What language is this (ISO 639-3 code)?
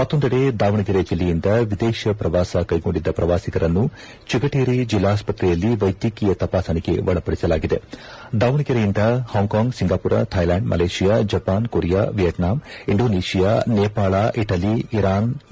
kan